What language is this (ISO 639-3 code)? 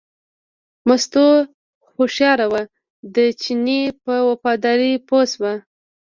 pus